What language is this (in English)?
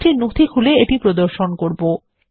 Bangla